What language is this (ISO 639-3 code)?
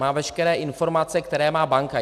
ces